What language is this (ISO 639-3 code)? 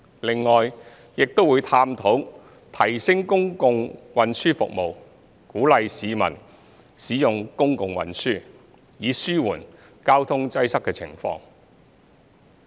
yue